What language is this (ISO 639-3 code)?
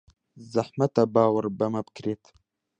ckb